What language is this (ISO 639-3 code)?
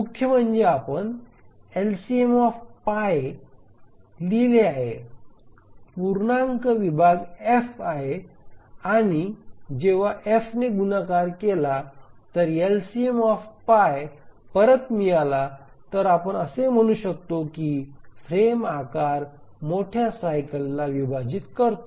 mar